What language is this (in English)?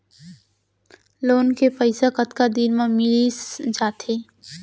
Chhattisgarhi